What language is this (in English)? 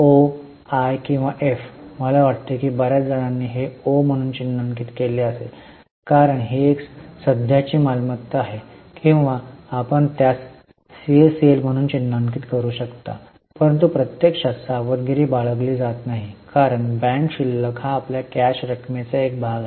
Marathi